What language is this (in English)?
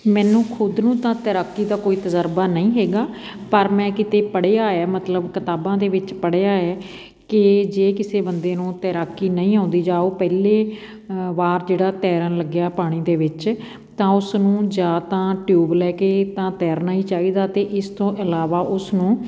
Punjabi